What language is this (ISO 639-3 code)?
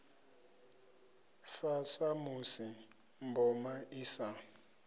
ven